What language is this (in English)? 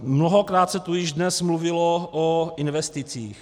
Czech